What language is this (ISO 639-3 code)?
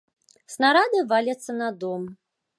bel